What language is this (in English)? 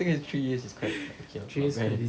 English